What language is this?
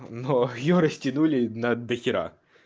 Russian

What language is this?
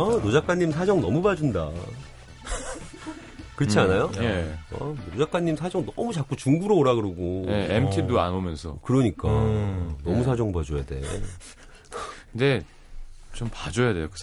Korean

